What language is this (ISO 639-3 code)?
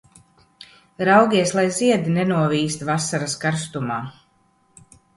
lav